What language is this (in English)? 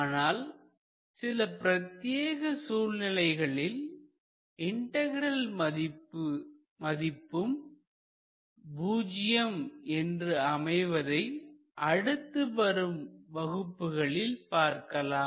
Tamil